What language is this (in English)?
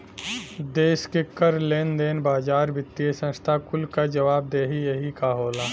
Bhojpuri